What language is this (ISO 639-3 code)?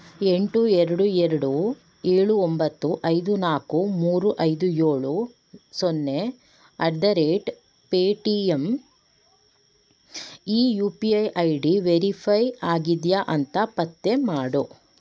kan